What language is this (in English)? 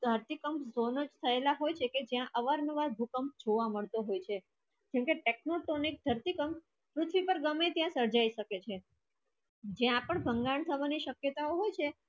Gujarati